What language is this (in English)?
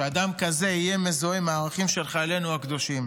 Hebrew